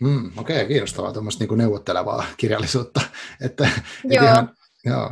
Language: Finnish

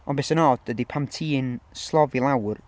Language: Welsh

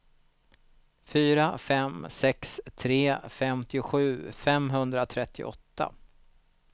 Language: Swedish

